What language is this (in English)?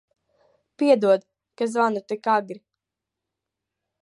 Latvian